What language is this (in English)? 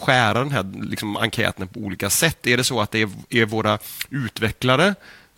Swedish